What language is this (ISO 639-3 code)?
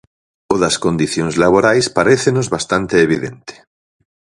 glg